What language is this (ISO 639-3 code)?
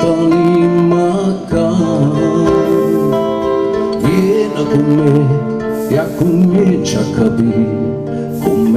ron